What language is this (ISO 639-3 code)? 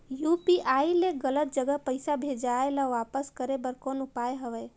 hne